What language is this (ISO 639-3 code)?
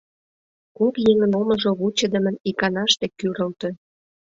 chm